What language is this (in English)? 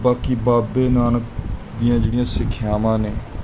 Punjabi